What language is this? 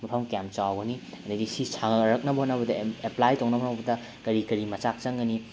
Manipuri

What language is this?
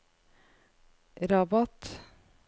Norwegian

